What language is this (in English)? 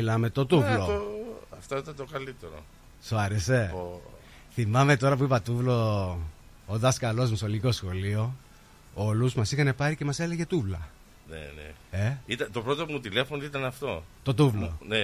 Greek